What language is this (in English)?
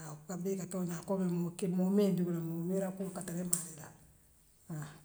Western Maninkakan